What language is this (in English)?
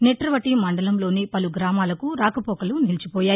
Telugu